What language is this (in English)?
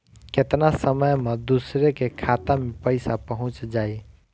Bhojpuri